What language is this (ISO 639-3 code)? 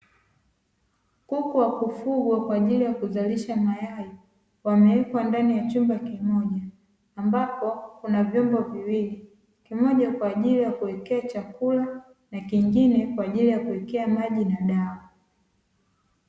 swa